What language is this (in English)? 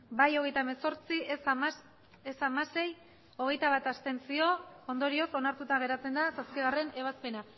Basque